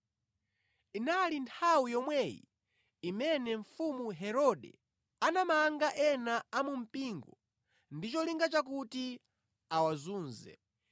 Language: Nyanja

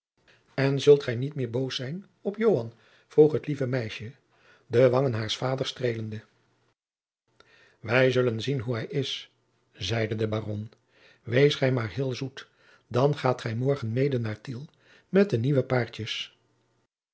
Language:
Dutch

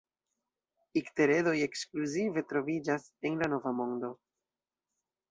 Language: Esperanto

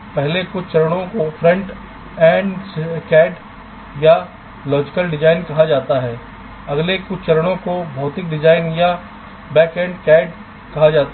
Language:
Hindi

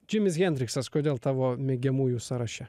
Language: Lithuanian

